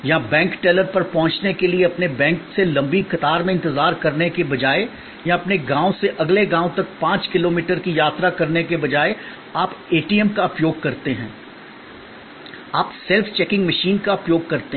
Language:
Hindi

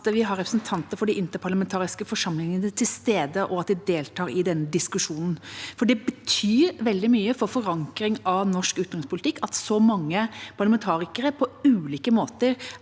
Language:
Norwegian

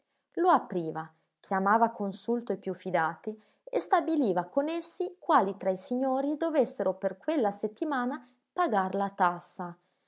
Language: Italian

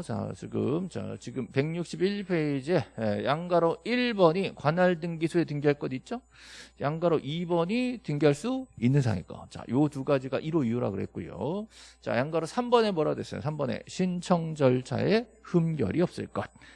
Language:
Korean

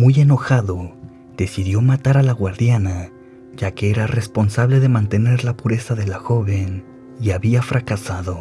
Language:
Spanish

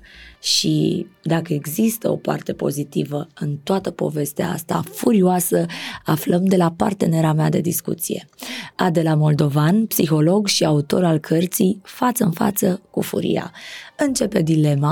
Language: Romanian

